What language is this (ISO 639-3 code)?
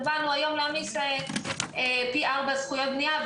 heb